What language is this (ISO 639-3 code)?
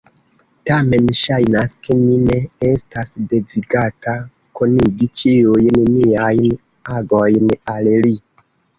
epo